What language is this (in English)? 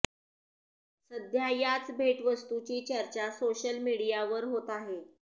Marathi